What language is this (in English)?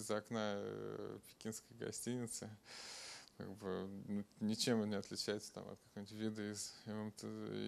Russian